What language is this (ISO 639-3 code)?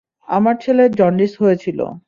ben